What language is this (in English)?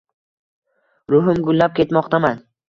Uzbek